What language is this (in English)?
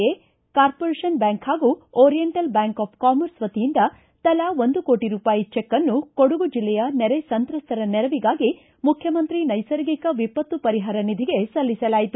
Kannada